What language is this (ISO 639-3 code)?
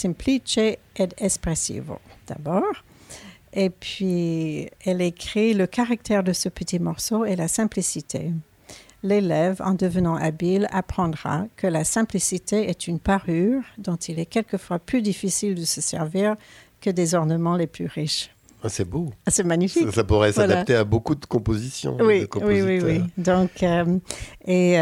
fra